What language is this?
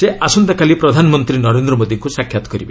Odia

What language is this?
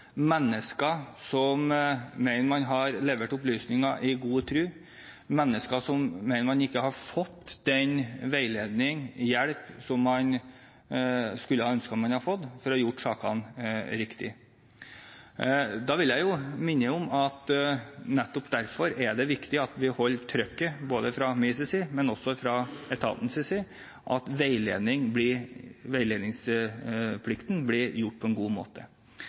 Norwegian Bokmål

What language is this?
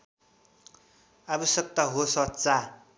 Nepali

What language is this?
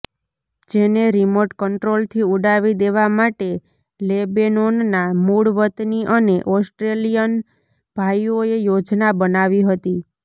Gujarati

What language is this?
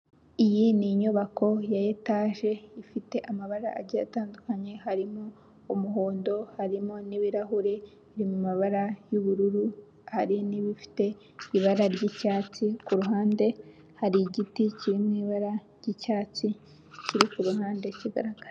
Kinyarwanda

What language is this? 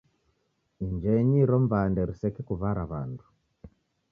Taita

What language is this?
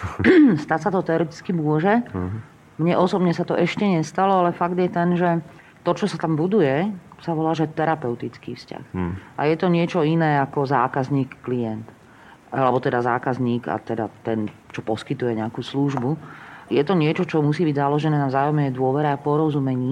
Slovak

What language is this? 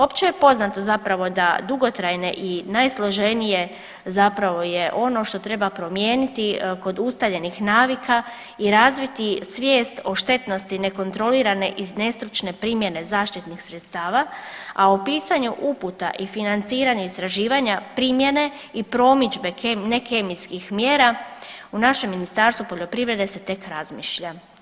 Croatian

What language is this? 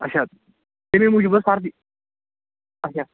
Kashmiri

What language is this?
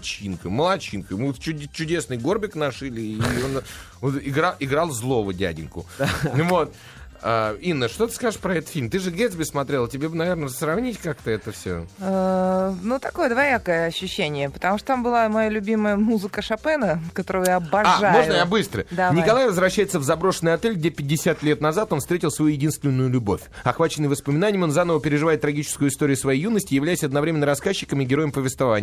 Russian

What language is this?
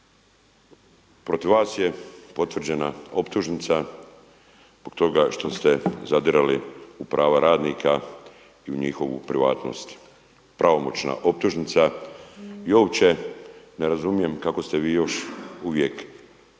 Croatian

